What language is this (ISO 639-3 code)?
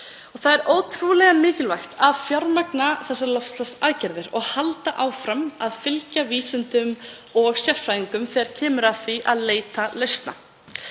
isl